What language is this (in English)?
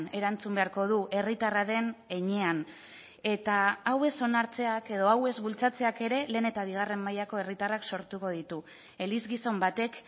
Basque